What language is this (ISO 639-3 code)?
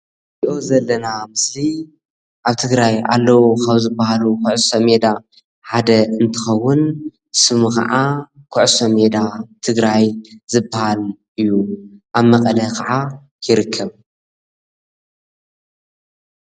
tir